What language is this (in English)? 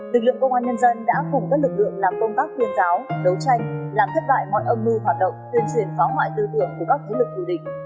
Vietnamese